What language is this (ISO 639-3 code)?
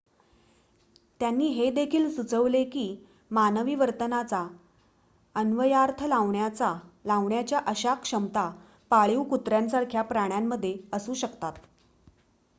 mar